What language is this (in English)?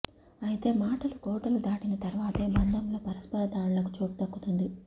Telugu